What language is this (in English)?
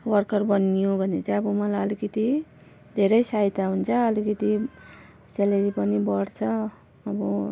Nepali